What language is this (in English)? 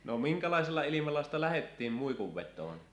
Finnish